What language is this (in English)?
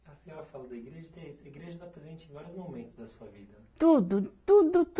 Portuguese